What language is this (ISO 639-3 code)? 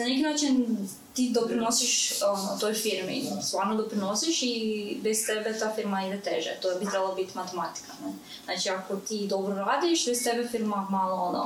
hrv